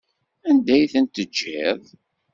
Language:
Kabyle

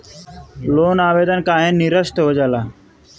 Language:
Bhojpuri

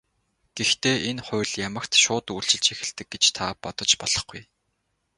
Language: Mongolian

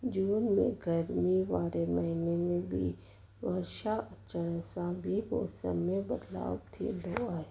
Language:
Sindhi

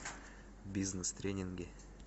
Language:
Russian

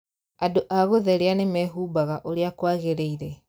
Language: Kikuyu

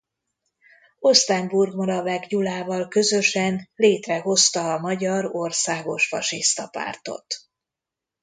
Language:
Hungarian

